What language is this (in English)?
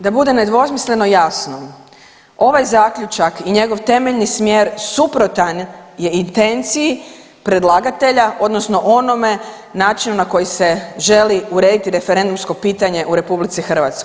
Croatian